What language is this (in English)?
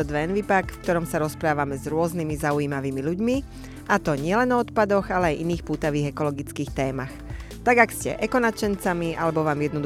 Slovak